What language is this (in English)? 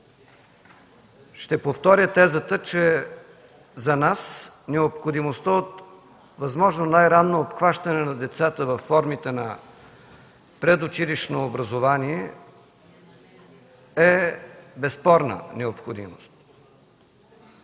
Bulgarian